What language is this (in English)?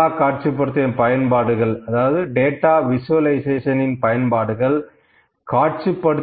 Tamil